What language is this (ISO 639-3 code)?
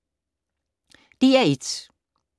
dan